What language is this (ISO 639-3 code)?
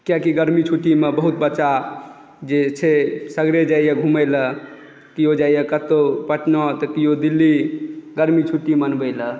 mai